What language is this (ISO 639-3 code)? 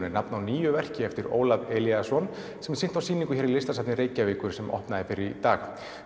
isl